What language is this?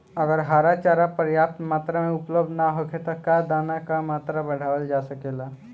Bhojpuri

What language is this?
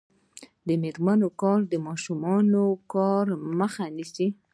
Pashto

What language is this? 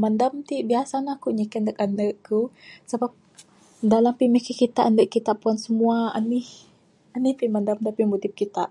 Bukar-Sadung Bidayuh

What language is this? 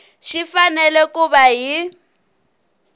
Tsonga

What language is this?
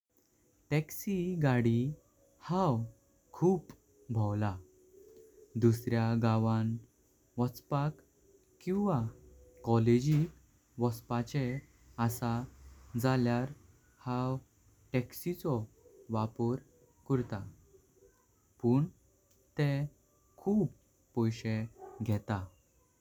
Konkani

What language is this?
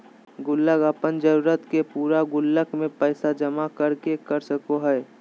Magahi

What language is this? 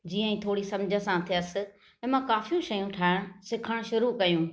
Sindhi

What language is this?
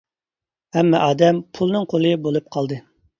Uyghur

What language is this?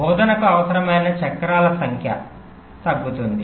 Telugu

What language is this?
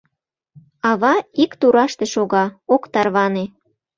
Mari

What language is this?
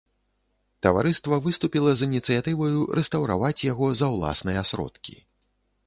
Belarusian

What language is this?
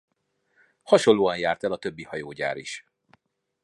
Hungarian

